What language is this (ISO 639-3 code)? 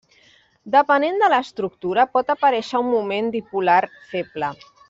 cat